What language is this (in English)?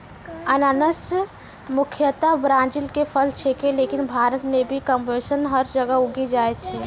Maithili